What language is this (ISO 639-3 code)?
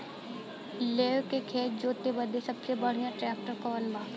bho